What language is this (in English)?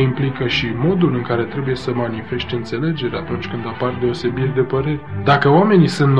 Romanian